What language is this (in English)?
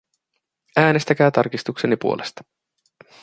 Finnish